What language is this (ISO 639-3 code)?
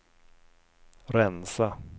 swe